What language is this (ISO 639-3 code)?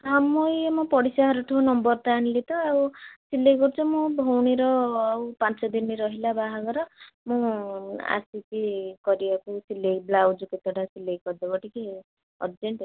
ori